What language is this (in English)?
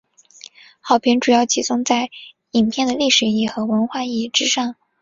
Chinese